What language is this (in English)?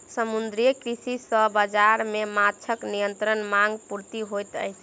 Maithili